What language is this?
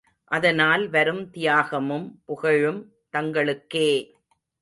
Tamil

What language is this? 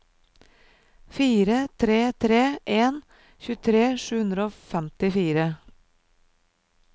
Norwegian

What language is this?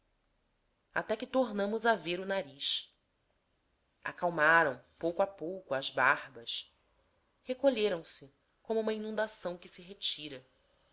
Portuguese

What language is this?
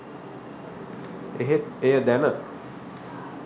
Sinhala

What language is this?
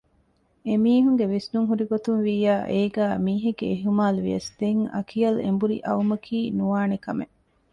Divehi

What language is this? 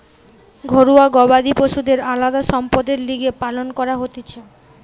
Bangla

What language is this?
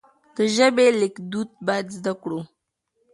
Pashto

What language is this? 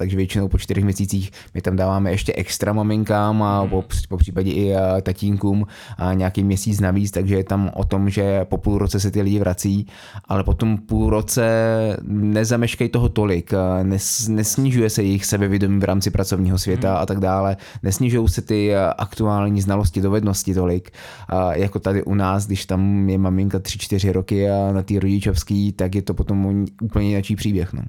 Czech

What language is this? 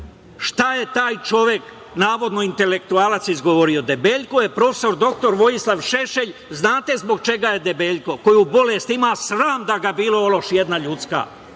Serbian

